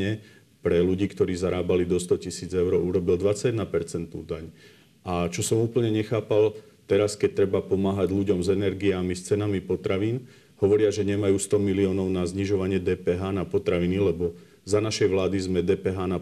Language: Slovak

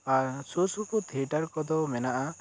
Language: Santali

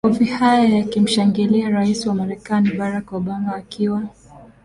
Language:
Swahili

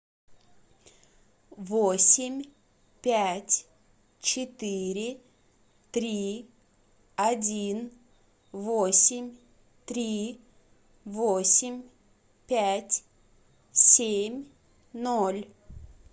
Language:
Russian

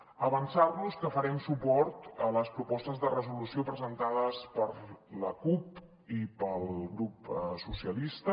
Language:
Catalan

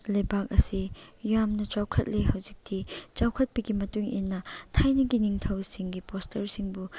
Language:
Manipuri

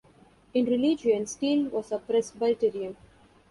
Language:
English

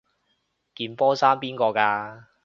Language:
Cantonese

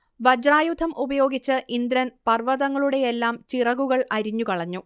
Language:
Malayalam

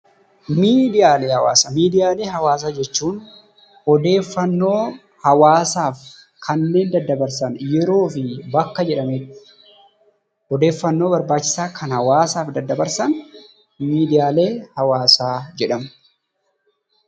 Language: Oromo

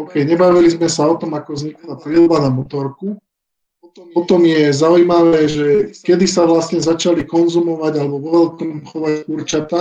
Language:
Slovak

